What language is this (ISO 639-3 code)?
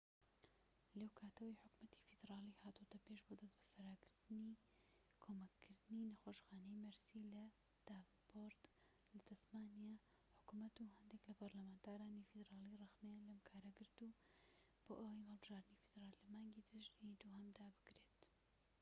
ckb